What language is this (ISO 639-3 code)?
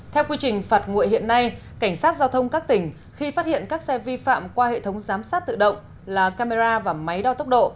vie